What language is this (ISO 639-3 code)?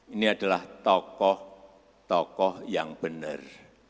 ind